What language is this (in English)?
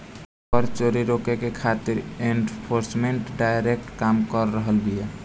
Bhojpuri